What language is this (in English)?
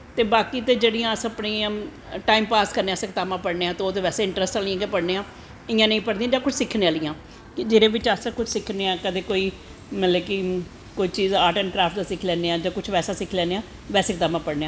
Dogri